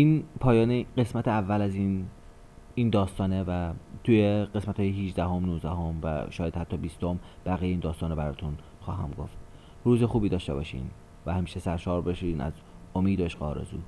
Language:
Persian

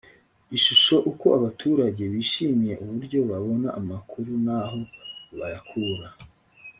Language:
Kinyarwanda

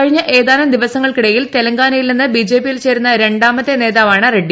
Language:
Malayalam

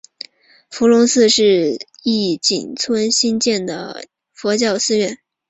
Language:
Chinese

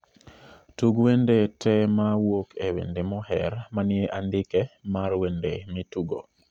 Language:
Luo (Kenya and Tanzania)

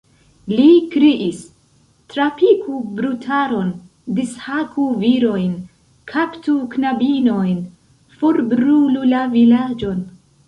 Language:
Esperanto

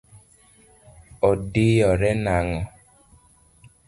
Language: Luo (Kenya and Tanzania)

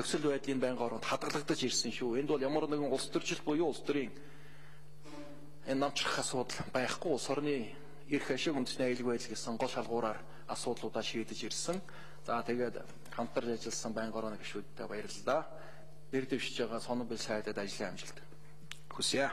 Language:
Turkish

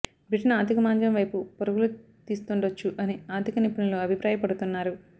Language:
Telugu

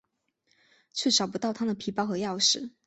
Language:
Chinese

